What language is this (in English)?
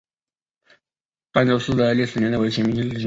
Chinese